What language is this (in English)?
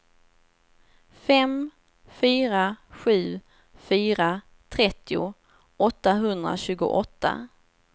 Swedish